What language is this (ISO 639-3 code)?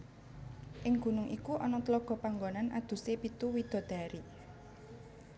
jav